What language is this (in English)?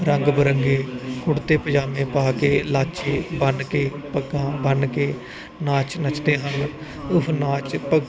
Punjabi